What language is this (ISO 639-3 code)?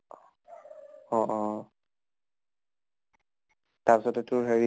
asm